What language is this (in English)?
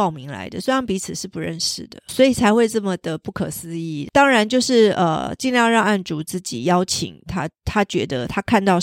Chinese